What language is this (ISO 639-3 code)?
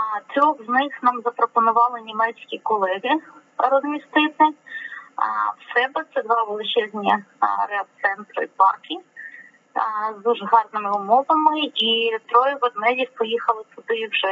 ukr